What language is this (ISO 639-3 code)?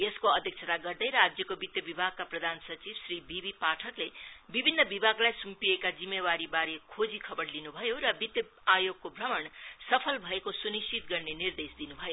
nep